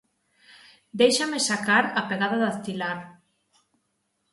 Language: Galician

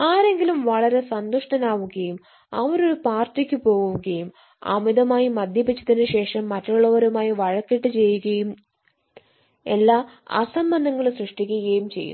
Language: Malayalam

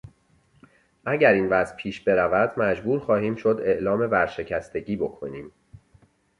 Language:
Persian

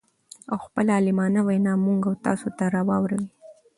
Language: Pashto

